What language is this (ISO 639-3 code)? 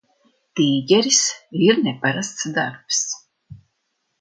lav